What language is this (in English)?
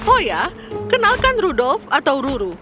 Indonesian